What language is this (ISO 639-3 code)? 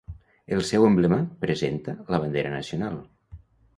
cat